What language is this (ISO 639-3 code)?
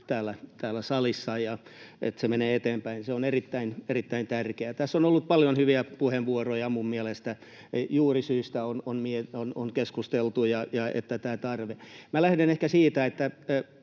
fin